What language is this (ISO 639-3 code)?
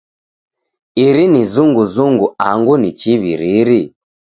dav